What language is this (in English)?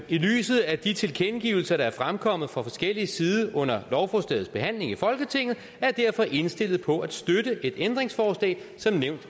Danish